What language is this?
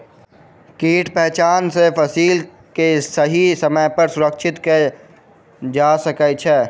Maithili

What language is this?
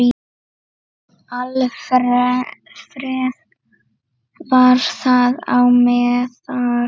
Icelandic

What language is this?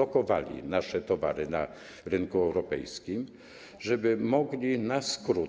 Polish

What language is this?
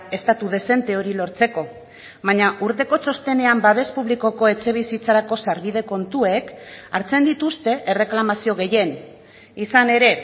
Basque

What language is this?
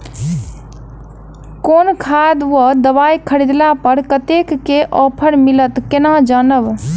Maithili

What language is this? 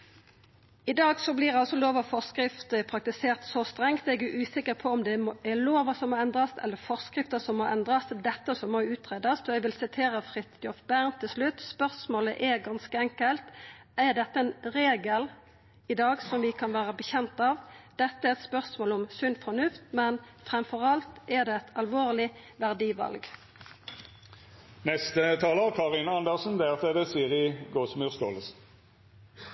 Norwegian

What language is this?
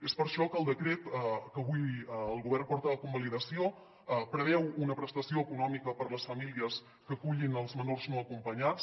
Catalan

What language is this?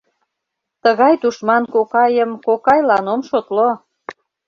Mari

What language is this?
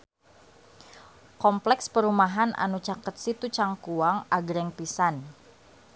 Sundanese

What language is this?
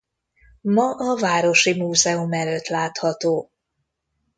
Hungarian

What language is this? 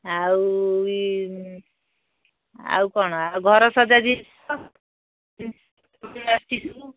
Odia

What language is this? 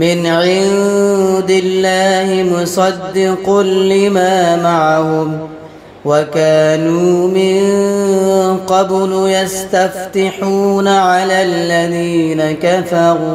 Arabic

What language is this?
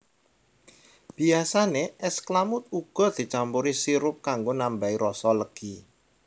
Javanese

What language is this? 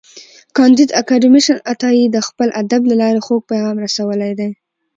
Pashto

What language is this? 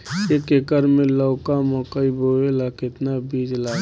Bhojpuri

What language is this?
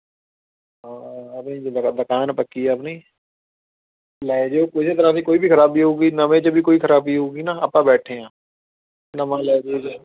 Punjabi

